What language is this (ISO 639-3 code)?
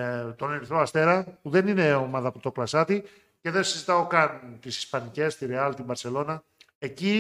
ell